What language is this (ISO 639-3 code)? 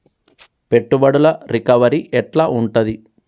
tel